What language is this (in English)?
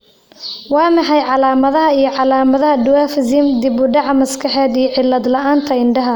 Somali